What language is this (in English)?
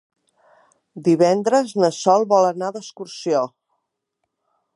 Catalan